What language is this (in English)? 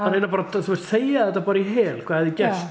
Icelandic